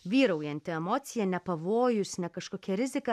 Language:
Lithuanian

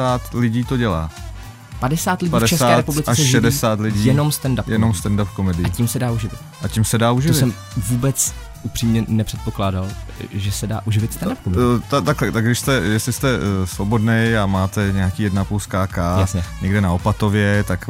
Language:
Czech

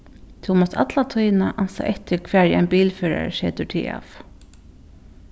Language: Faroese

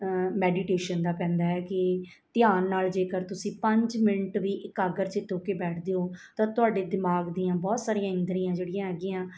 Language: Punjabi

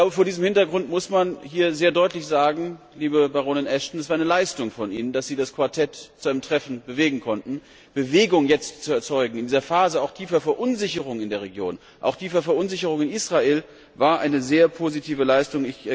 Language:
German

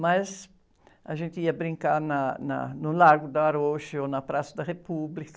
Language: Portuguese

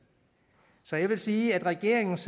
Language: Danish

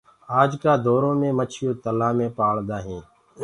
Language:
Gurgula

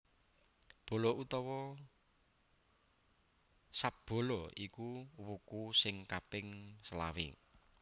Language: Javanese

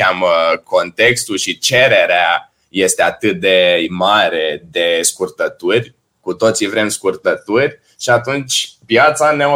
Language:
Romanian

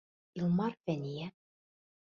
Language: Bashkir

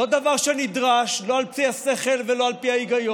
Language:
Hebrew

